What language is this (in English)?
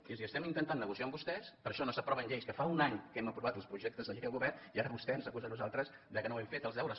Catalan